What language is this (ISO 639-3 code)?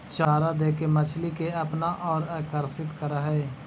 mag